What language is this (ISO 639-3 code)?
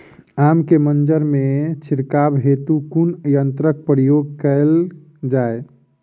mai